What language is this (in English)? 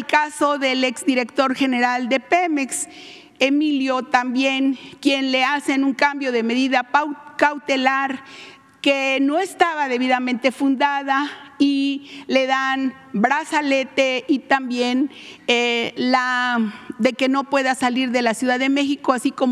Spanish